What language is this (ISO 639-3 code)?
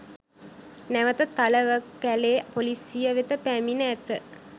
sin